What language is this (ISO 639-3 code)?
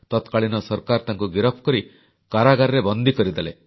ori